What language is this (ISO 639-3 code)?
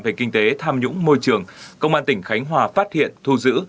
vie